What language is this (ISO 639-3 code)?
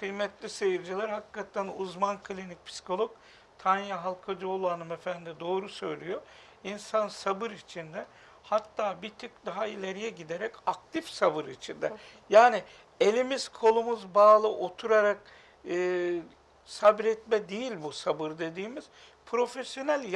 tur